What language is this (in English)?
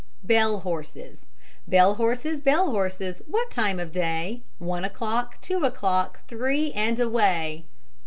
English